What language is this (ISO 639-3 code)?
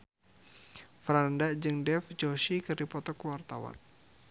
sun